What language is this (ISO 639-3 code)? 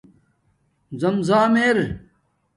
dmk